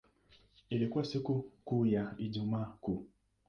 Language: Swahili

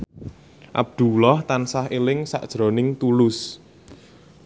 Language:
Javanese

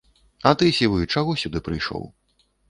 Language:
Belarusian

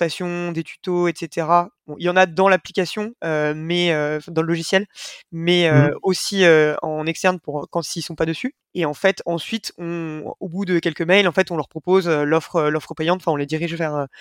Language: French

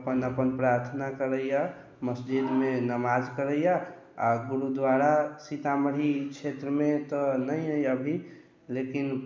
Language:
Maithili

